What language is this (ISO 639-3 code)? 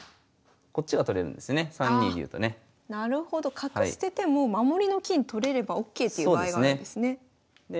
jpn